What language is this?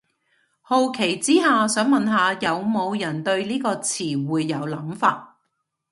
Cantonese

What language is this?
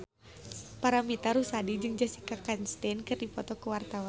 Sundanese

